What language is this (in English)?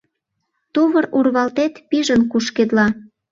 Mari